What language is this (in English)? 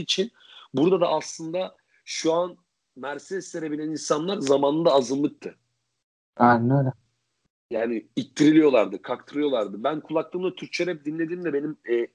Turkish